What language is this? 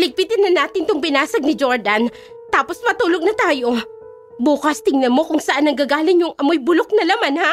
Filipino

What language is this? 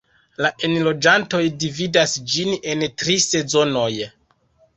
Esperanto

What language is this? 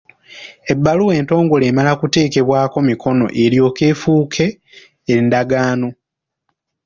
Ganda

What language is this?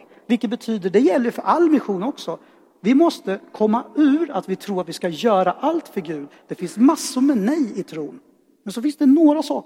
Swedish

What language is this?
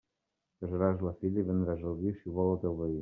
Catalan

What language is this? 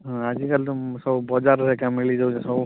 Odia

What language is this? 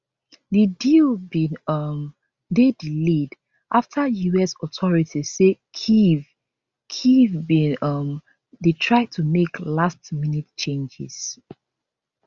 Nigerian Pidgin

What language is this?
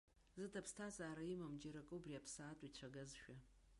Abkhazian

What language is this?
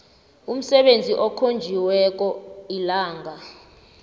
South Ndebele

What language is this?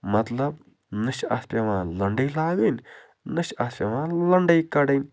Kashmiri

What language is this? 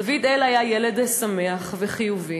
Hebrew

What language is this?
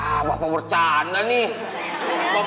Indonesian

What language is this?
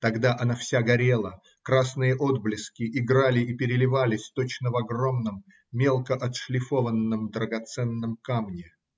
Russian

